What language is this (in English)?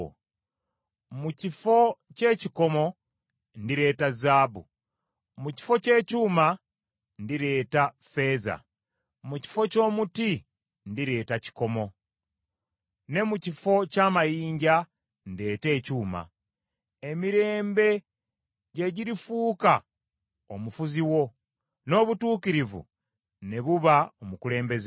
Ganda